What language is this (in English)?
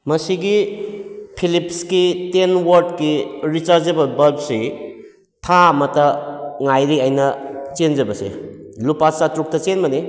Manipuri